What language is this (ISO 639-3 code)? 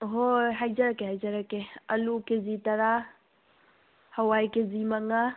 mni